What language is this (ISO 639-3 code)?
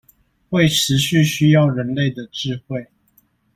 zho